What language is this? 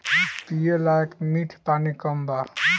Bhojpuri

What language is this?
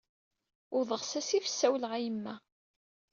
Kabyle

